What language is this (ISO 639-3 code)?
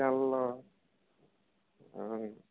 tel